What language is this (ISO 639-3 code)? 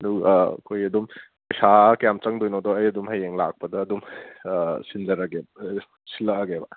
mni